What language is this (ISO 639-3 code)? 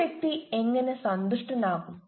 mal